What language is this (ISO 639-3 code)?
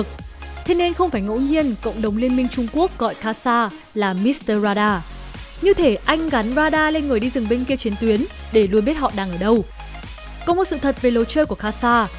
vie